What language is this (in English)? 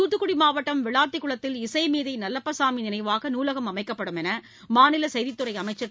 Tamil